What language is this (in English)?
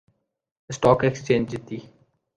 Urdu